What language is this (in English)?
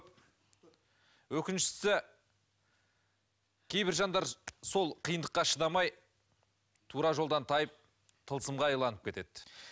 Kazakh